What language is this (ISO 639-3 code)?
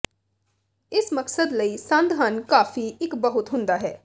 pan